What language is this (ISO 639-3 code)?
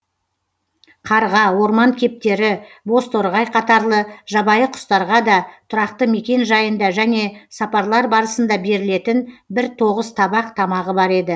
kaz